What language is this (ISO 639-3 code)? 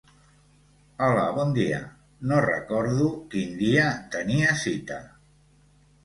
cat